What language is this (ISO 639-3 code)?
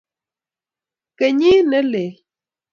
kln